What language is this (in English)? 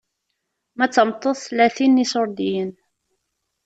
Kabyle